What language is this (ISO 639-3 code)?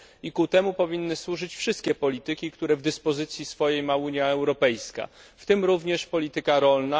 pol